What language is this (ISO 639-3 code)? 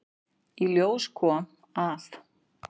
isl